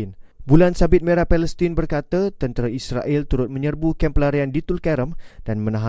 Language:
Malay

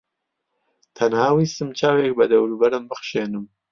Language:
Central Kurdish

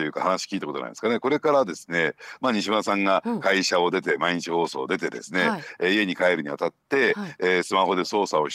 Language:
Japanese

